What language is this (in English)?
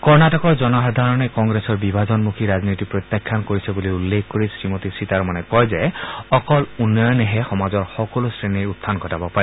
Assamese